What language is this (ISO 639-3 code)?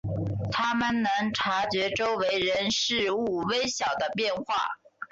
zho